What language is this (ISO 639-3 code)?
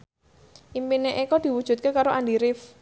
jav